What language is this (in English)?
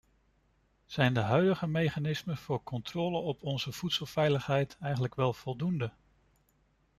Dutch